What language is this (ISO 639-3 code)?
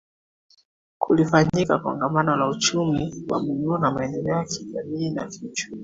swa